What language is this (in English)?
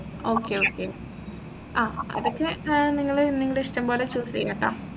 Malayalam